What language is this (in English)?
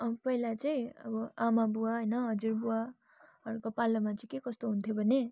Nepali